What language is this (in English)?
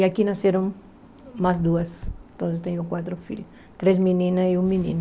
Portuguese